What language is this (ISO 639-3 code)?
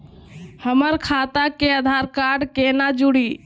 mag